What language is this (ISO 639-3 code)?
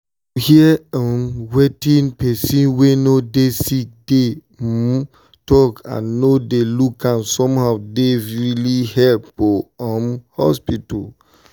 pcm